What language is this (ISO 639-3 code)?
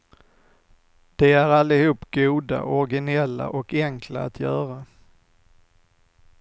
swe